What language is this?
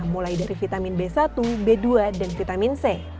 Indonesian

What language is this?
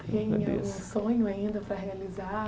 Portuguese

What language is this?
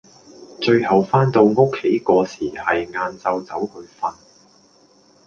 Cantonese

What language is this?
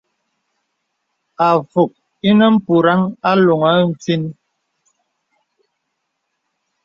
Bebele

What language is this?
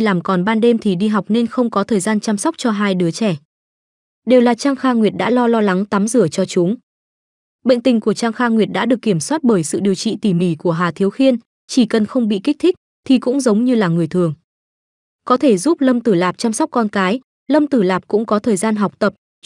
Vietnamese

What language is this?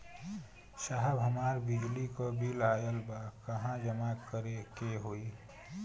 Bhojpuri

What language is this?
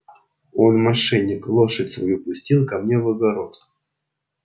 Russian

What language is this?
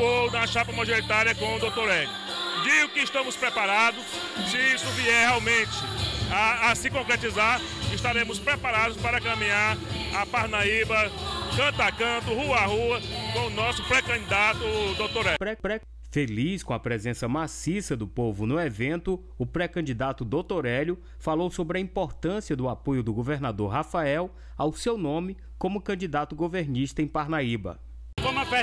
Portuguese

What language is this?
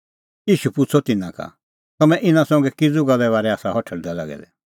Kullu Pahari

